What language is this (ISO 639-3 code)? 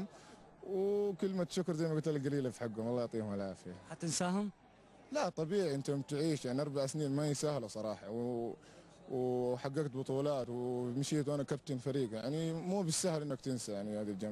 ara